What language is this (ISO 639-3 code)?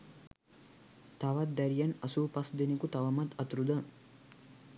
sin